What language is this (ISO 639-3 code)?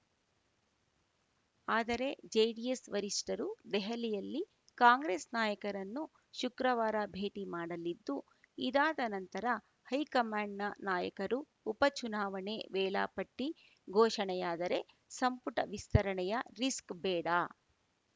kan